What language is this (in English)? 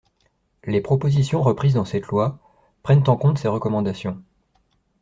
French